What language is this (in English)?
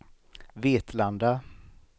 Swedish